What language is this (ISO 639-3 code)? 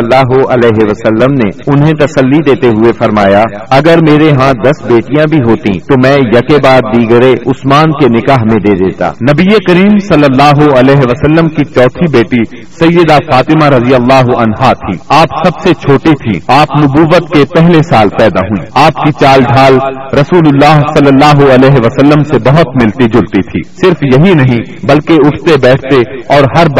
urd